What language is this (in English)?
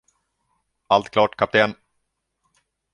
Swedish